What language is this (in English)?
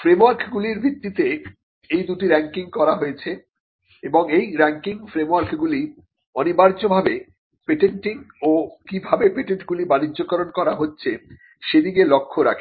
Bangla